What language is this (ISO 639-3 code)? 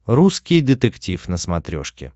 rus